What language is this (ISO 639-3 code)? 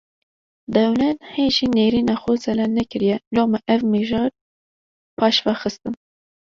kur